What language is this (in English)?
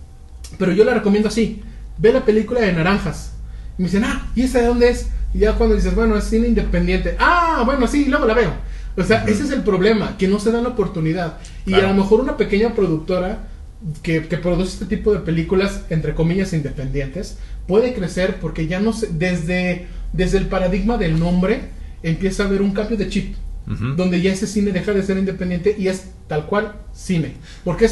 Spanish